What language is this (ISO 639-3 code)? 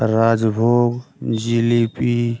ben